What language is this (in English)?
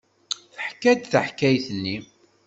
Kabyle